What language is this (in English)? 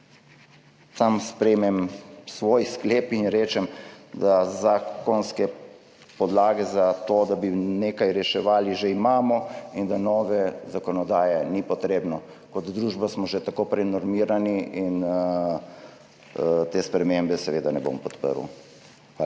Slovenian